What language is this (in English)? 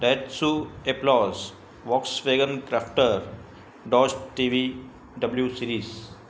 Sindhi